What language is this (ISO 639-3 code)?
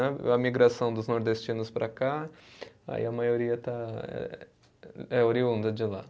por